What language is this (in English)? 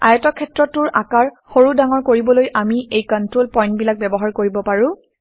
Assamese